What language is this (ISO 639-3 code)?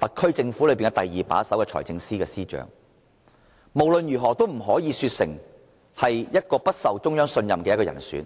yue